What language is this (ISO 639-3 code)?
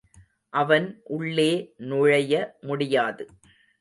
tam